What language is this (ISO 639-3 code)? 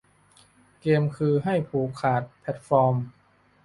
tha